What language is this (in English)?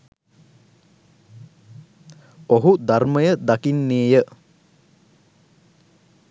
Sinhala